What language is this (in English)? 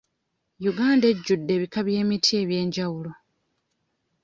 Ganda